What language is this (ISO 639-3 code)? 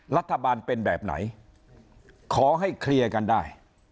tha